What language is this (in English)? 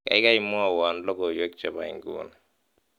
Kalenjin